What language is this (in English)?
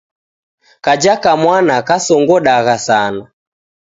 Taita